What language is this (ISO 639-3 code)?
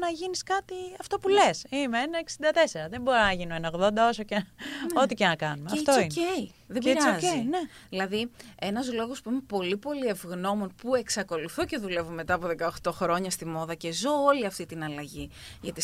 ell